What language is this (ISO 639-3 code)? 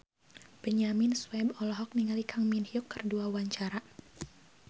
sun